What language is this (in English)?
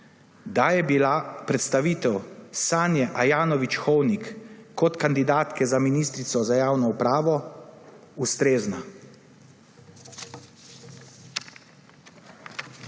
Slovenian